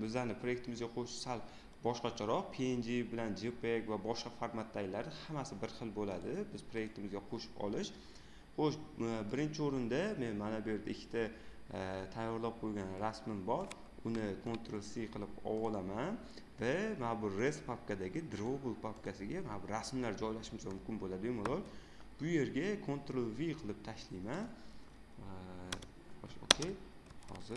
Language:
Uzbek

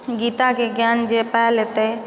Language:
Maithili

